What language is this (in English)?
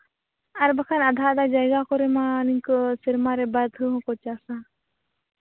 Santali